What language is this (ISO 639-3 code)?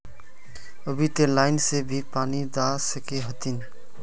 mag